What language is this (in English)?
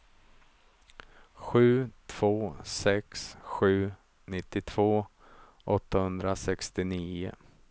Swedish